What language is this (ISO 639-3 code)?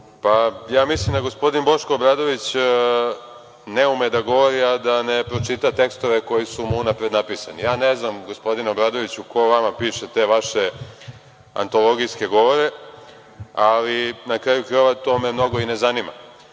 srp